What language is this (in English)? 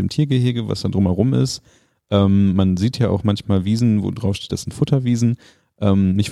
German